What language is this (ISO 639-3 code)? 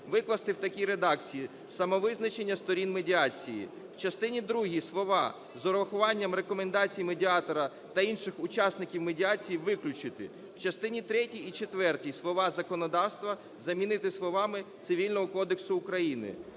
ukr